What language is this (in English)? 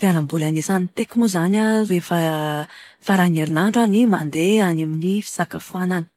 Malagasy